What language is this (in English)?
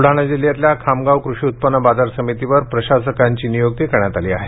Marathi